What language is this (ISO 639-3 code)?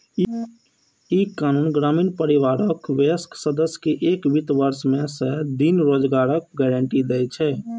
mai